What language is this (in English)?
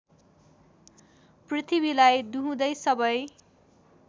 Nepali